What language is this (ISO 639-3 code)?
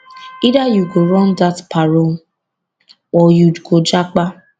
pcm